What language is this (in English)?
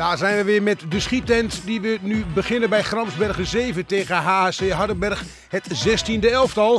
Dutch